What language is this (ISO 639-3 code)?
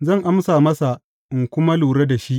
hau